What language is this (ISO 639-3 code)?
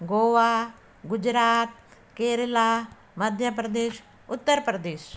snd